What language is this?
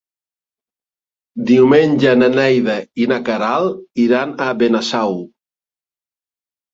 Catalan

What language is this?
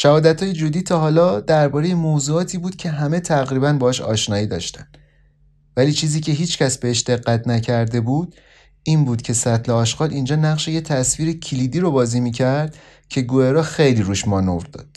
Persian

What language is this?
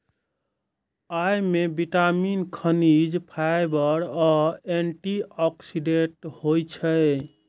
Maithili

